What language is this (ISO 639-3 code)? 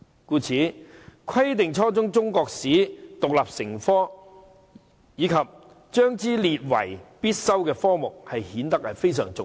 yue